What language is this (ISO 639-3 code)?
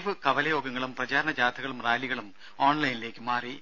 mal